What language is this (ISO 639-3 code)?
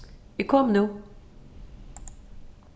fao